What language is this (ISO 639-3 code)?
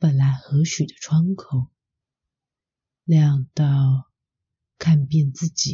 zho